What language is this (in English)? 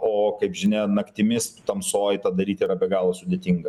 Lithuanian